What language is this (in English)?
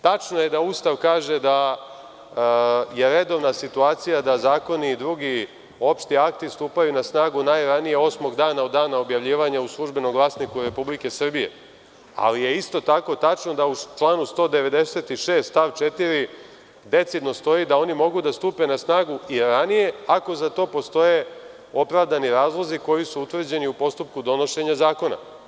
Serbian